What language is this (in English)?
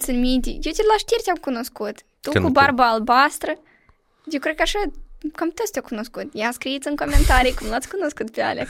Romanian